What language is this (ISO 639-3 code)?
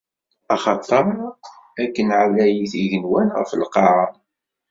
kab